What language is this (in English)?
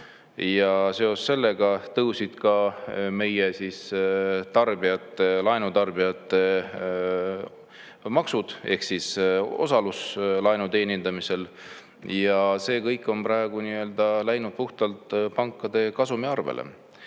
Estonian